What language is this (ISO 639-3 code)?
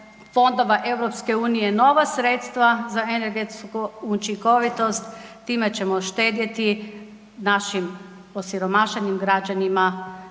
hrv